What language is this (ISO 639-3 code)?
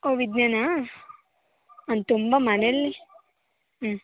kan